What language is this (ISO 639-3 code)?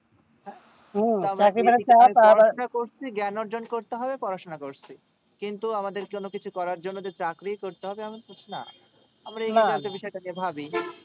ben